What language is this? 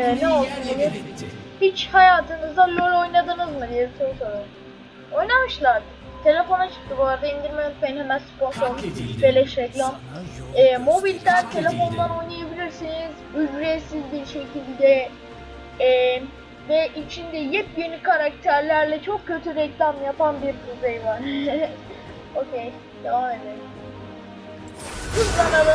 Turkish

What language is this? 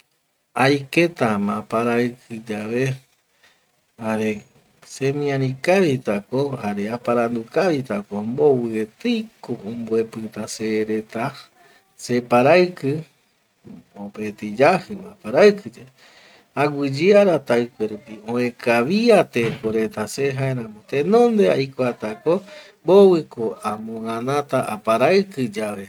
Eastern Bolivian Guaraní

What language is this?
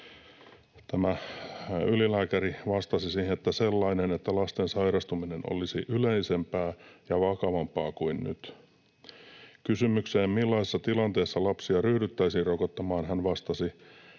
Finnish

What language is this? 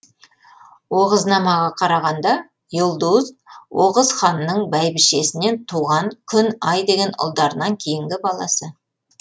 Kazakh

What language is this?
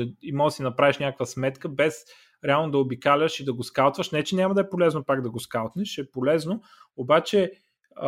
Bulgarian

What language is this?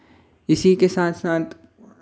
Hindi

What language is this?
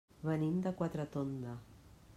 Catalan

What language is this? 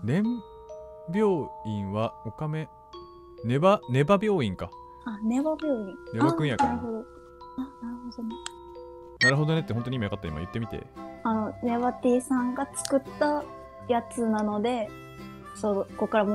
Japanese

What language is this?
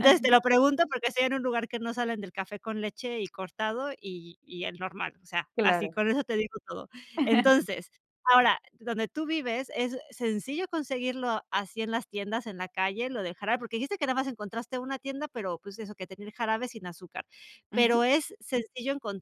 Spanish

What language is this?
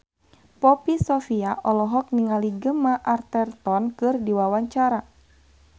Sundanese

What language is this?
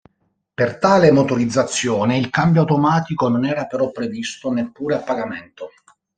Italian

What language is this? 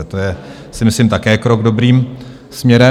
Czech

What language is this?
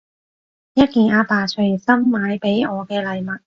Cantonese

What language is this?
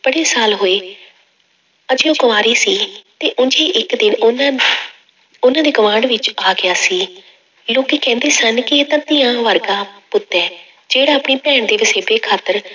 Punjabi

